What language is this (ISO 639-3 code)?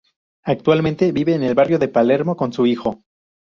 spa